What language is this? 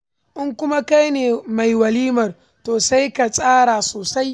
Hausa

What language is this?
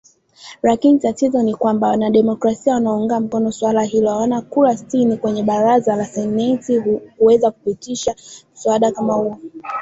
Swahili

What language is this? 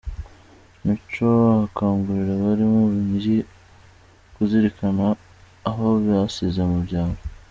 Kinyarwanda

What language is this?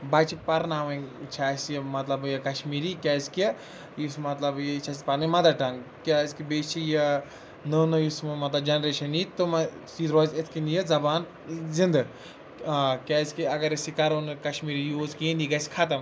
Kashmiri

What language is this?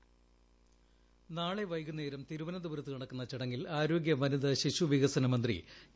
Malayalam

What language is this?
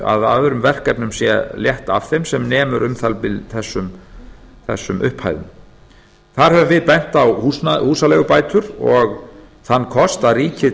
Icelandic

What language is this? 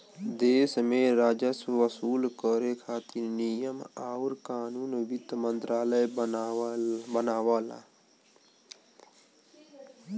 Bhojpuri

